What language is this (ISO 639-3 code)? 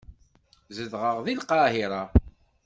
kab